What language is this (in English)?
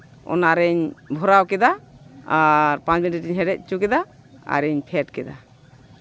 Santali